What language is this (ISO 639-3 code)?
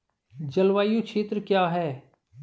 hin